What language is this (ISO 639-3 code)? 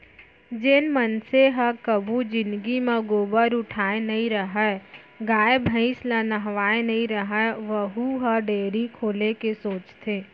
hne